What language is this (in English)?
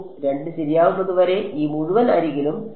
Malayalam